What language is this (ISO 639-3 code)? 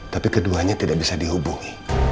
ind